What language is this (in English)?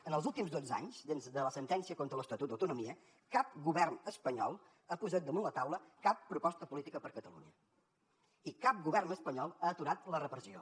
Catalan